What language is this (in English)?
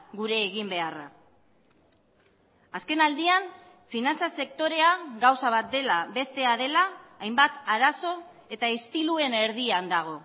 Basque